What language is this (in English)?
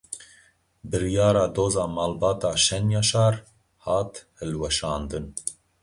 Kurdish